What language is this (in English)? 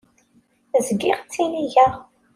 Kabyle